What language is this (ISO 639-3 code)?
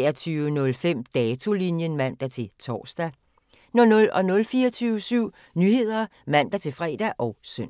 dan